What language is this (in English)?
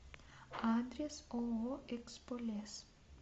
Russian